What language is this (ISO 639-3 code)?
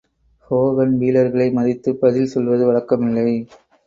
tam